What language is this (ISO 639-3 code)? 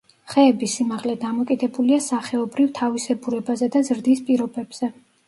kat